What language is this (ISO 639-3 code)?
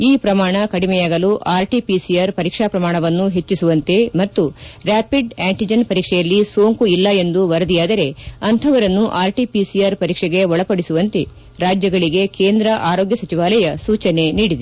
kan